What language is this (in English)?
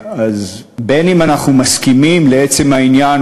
Hebrew